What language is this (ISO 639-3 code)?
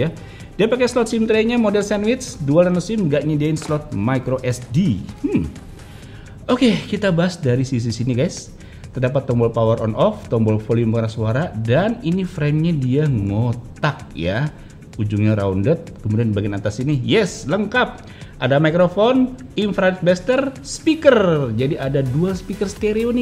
ind